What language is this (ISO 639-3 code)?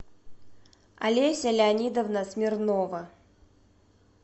rus